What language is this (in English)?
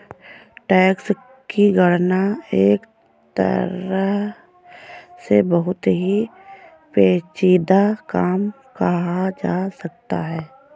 Hindi